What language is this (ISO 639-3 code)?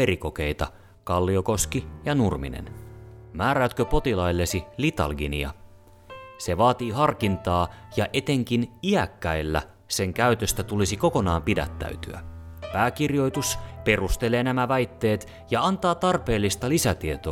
fin